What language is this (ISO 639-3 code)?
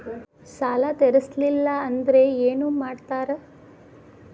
kan